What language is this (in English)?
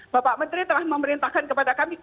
Indonesian